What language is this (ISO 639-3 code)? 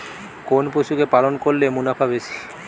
ben